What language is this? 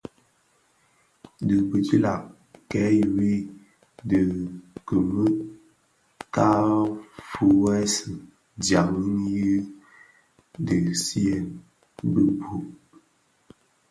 Bafia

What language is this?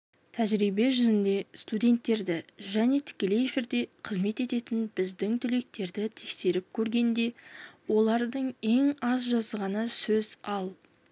Kazakh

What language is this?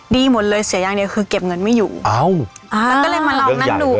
Thai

